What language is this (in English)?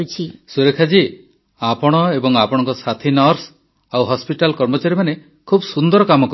Odia